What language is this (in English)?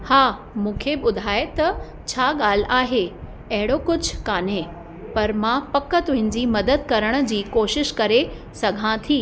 Sindhi